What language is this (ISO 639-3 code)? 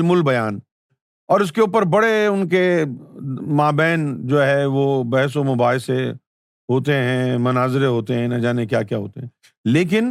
urd